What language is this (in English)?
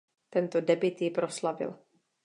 Czech